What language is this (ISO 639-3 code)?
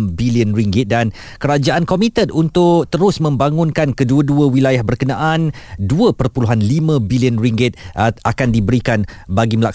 msa